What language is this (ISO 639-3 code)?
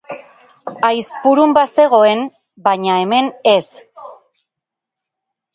eus